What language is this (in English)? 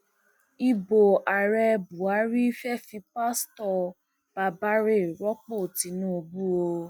Yoruba